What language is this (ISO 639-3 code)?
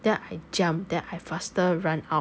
eng